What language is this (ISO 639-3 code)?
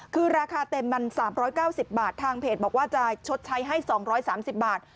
tha